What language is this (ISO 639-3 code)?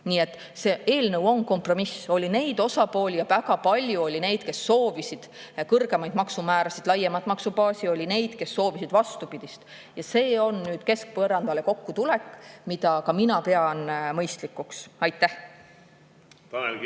est